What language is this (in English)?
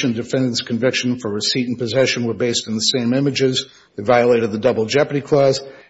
English